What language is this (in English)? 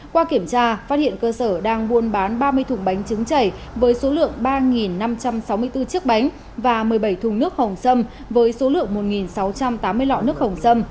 Vietnamese